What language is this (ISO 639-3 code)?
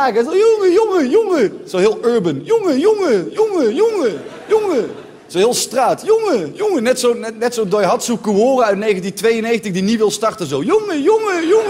nld